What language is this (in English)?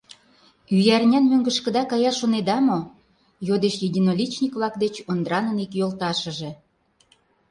Mari